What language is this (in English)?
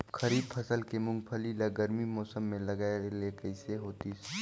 Chhattisgarhi